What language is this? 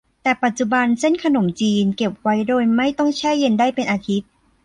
Thai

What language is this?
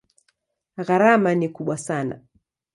Swahili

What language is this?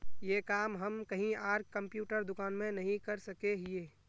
Magahi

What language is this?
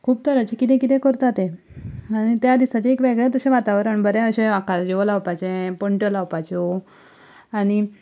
Konkani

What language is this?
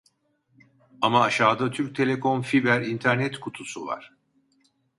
Turkish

